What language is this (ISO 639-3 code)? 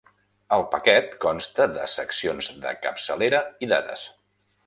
cat